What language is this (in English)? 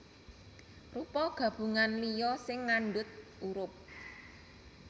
Javanese